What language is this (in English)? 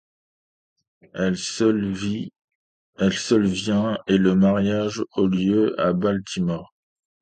French